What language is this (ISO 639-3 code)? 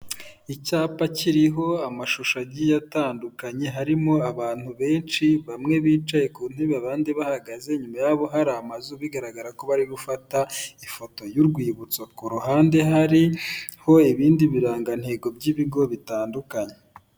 kin